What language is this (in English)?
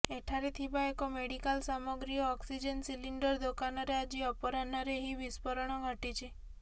Odia